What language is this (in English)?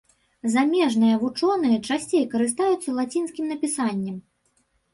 Belarusian